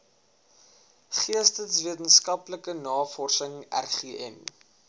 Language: Afrikaans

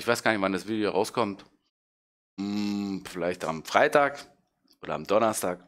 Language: German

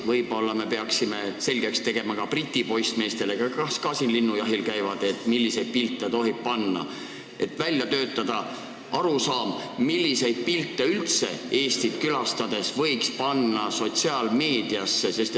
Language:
Estonian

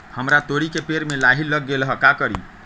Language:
Magahi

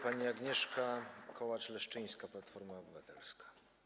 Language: Polish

